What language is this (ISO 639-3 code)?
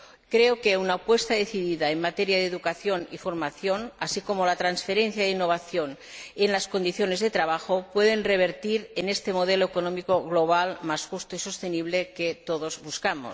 spa